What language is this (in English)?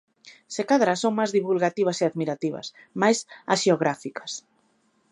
Galician